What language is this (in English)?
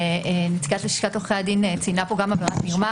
Hebrew